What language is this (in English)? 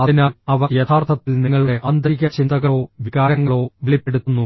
Malayalam